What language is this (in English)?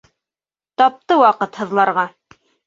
Bashkir